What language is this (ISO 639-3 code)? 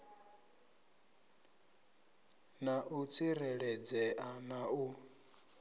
ven